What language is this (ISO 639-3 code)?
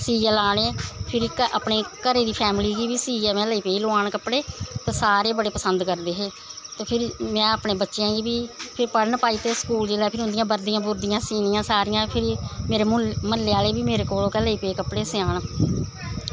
doi